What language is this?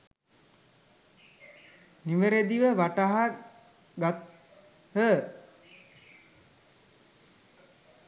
Sinhala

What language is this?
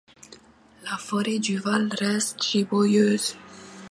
French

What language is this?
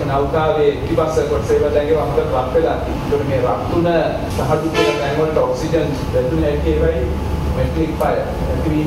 Hindi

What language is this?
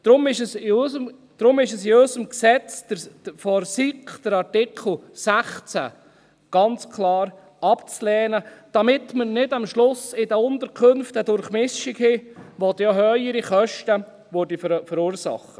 Swiss German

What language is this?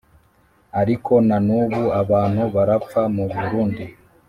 Kinyarwanda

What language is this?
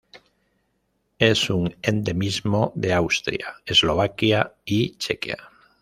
Spanish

